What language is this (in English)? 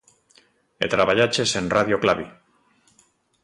Galician